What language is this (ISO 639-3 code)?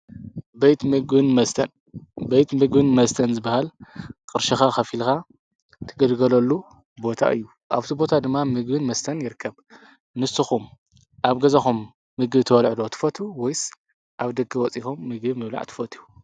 tir